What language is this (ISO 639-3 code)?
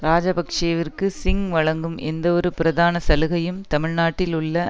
tam